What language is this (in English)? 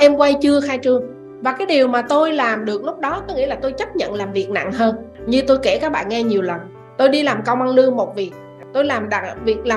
Vietnamese